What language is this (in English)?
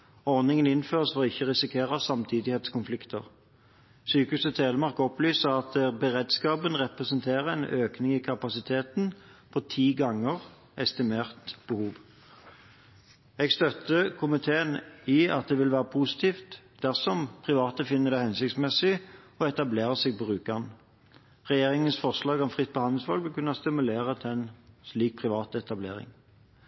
Norwegian Bokmål